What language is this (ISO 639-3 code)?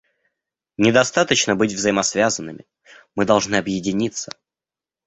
rus